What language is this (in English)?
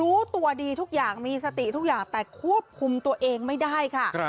Thai